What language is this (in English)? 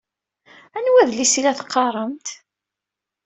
Kabyle